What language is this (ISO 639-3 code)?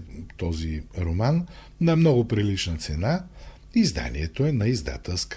bul